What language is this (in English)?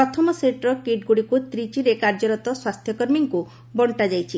Odia